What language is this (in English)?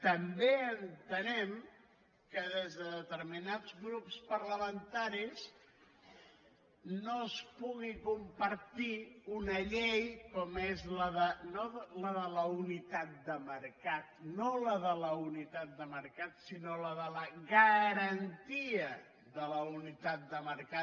Catalan